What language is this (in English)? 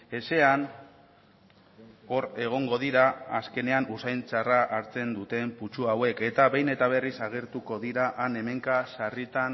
Basque